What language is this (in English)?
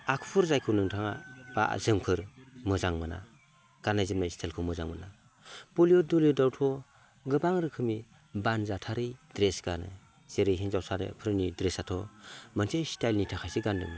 Bodo